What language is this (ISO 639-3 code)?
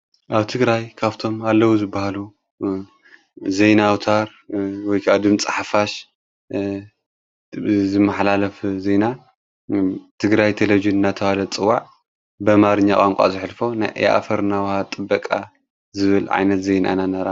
tir